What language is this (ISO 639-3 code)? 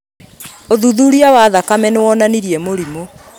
kik